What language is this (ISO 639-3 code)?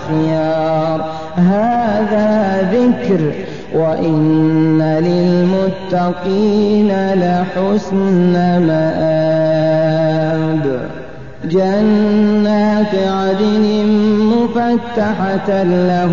ara